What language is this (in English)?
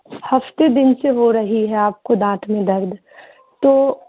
Urdu